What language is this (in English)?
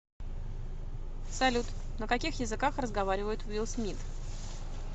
Russian